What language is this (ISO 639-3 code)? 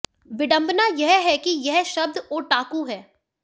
hin